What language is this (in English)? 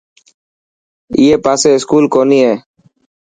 Dhatki